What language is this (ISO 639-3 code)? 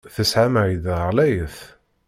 kab